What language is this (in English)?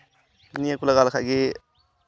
Santali